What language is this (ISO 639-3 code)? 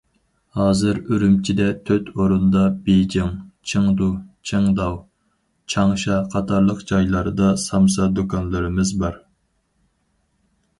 uig